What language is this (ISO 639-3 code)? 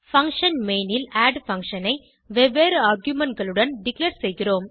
tam